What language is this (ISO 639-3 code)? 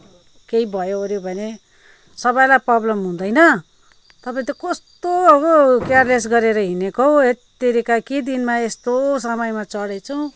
nep